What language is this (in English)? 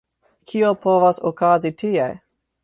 Esperanto